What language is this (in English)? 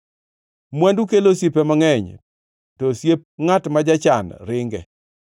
Luo (Kenya and Tanzania)